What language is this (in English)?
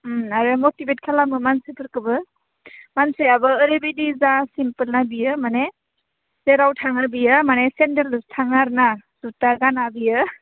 Bodo